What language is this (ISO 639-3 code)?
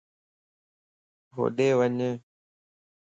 lss